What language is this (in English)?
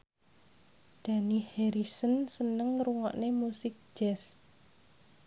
Javanese